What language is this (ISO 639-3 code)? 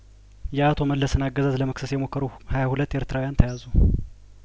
amh